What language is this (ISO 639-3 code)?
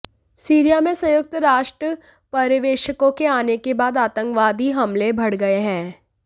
hin